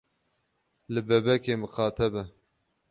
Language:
Kurdish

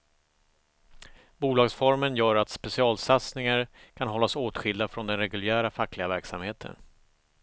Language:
Swedish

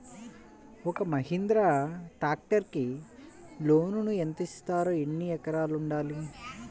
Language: Telugu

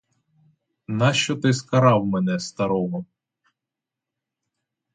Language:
Ukrainian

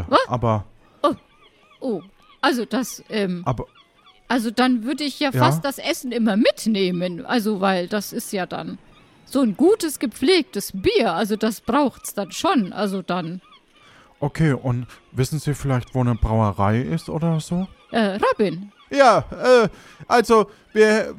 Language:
German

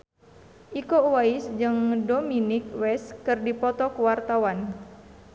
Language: Sundanese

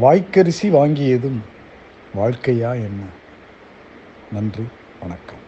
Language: Tamil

